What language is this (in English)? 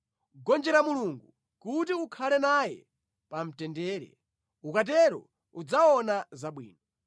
Nyanja